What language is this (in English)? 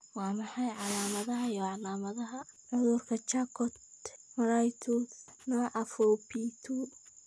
Somali